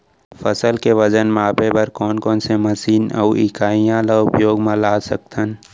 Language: Chhattisgarhi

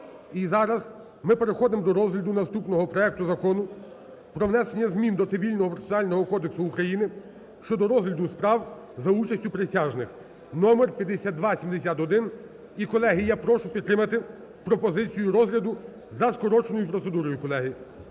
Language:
Ukrainian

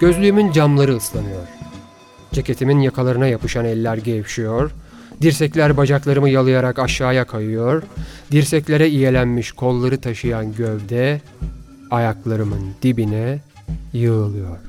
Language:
Turkish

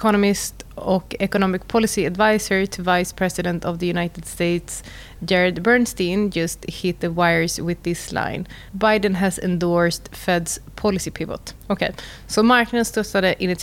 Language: Swedish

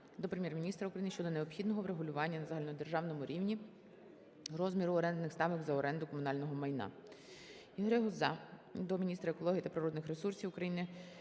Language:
Ukrainian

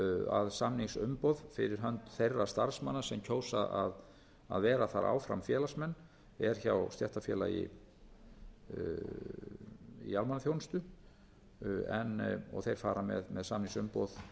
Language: Icelandic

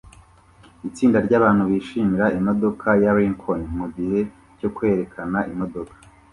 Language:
Kinyarwanda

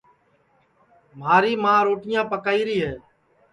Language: Sansi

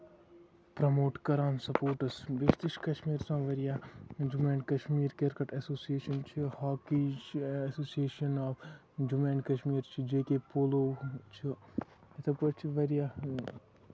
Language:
Kashmiri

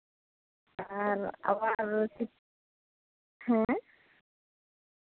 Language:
Santali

